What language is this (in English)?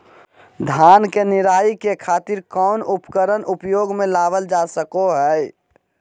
Magahi